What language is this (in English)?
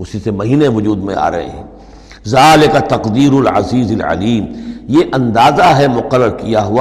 Urdu